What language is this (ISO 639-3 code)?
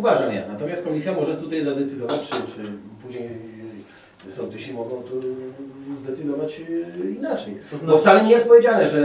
pol